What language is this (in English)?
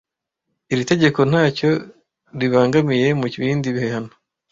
Kinyarwanda